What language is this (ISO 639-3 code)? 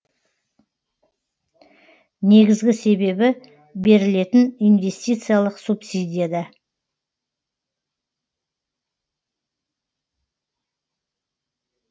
kaz